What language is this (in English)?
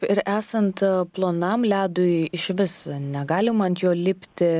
Lithuanian